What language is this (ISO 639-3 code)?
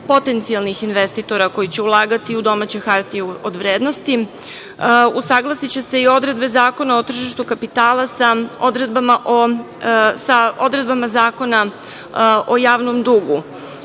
srp